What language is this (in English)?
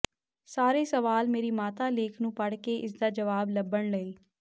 Punjabi